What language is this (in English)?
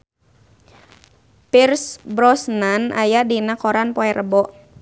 Sundanese